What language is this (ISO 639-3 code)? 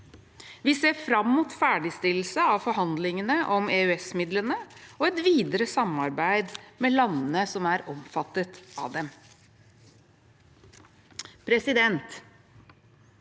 nor